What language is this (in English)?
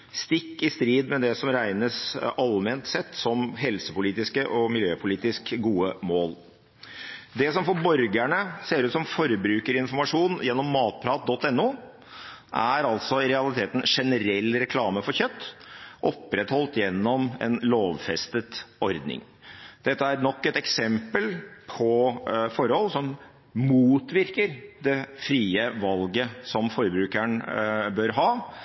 Norwegian Bokmål